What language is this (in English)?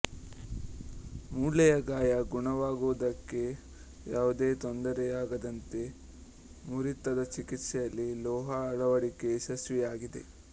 Kannada